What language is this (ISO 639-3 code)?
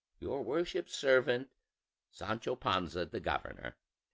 eng